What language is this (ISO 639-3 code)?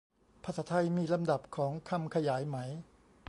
tha